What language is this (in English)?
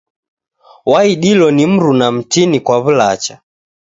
Taita